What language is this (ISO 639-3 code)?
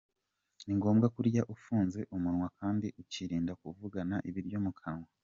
kin